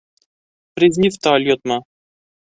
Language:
Bashkir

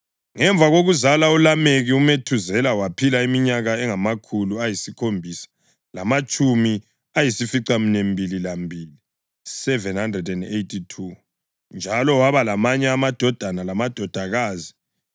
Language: North Ndebele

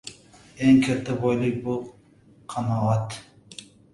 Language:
Uzbek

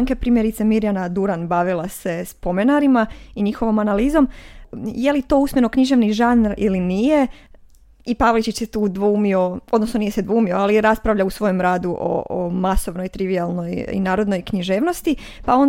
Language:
Croatian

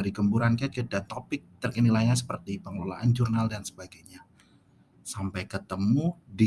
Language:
Indonesian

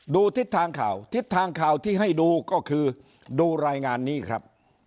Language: Thai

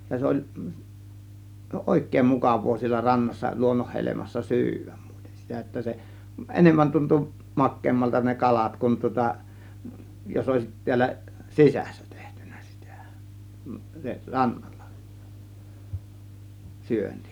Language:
Finnish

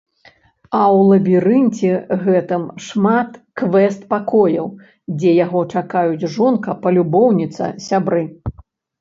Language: Belarusian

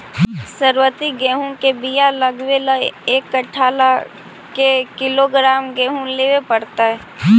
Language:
Magahi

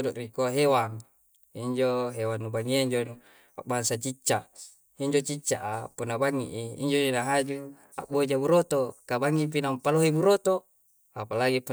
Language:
Coastal Konjo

